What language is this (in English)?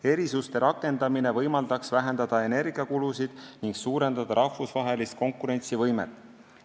Estonian